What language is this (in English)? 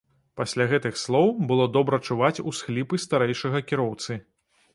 Belarusian